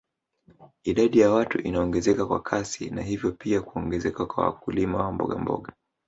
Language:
Swahili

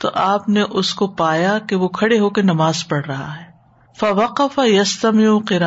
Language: Urdu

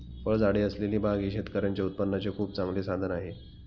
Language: Marathi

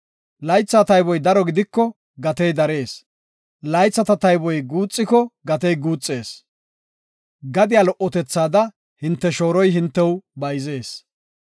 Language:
Gofa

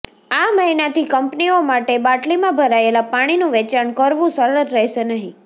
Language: Gujarati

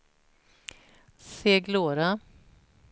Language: Swedish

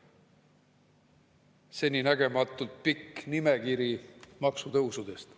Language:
Estonian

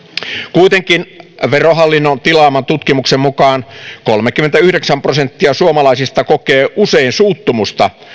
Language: Finnish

